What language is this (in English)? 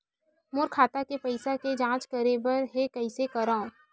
Chhattisgarhi